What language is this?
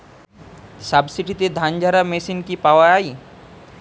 Bangla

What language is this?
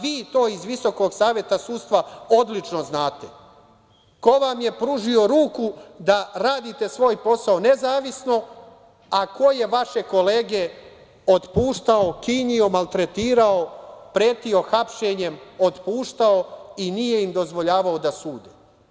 Serbian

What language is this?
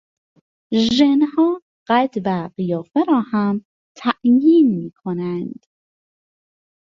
Persian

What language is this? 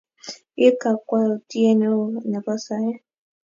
Kalenjin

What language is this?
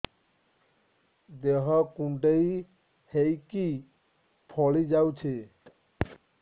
Odia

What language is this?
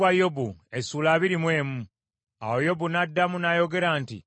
Ganda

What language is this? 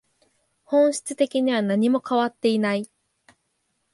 Japanese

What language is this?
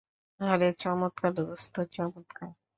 Bangla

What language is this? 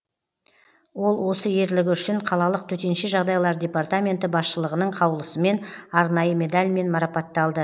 Kazakh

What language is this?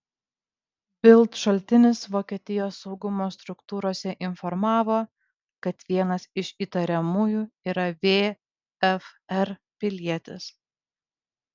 Lithuanian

